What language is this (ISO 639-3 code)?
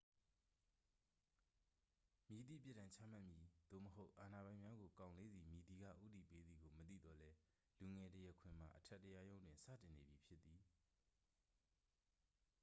mya